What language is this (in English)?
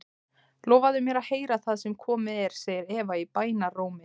Icelandic